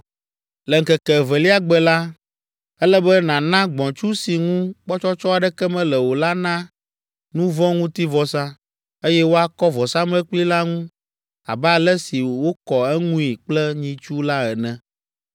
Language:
Ewe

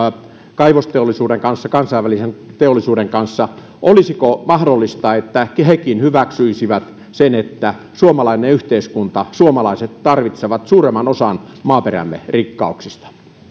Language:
Finnish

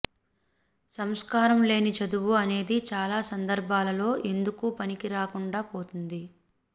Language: Telugu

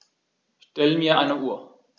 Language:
German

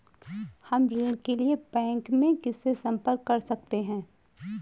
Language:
Hindi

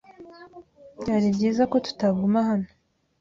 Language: Kinyarwanda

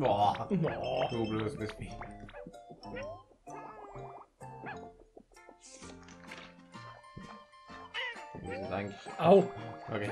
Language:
German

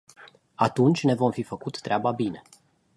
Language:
Romanian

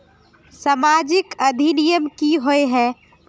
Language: Magahi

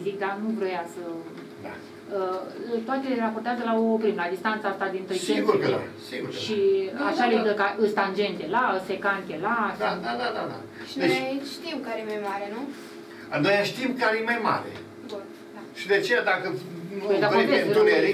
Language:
Romanian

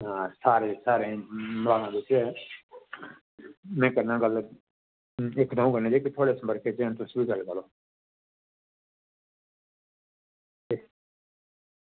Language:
Dogri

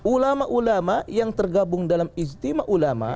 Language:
Indonesian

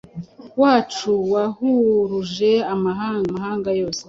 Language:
Kinyarwanda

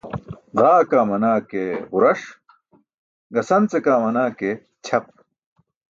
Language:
Burushaski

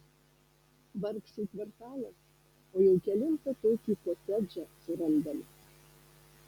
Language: Lithuanian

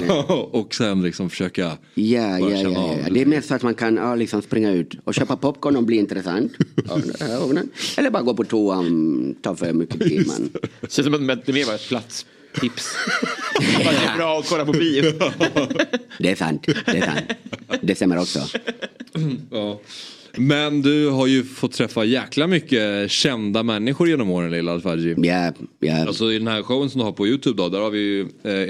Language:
Swedish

